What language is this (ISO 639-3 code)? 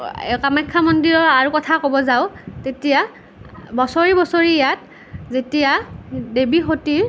asm